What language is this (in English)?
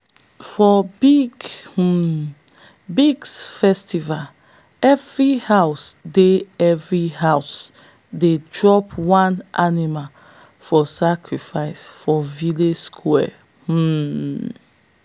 Nigerian Pidgin